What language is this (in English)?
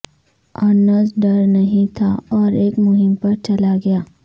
Urdu